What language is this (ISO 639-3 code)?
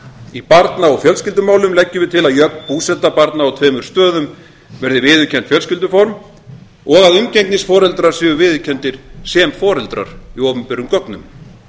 isl